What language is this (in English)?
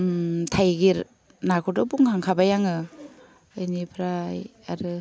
Bodo